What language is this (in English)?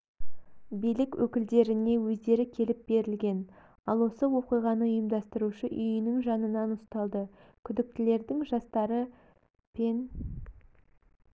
Kazakh